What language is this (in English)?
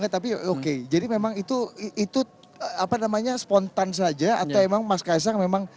Indonesian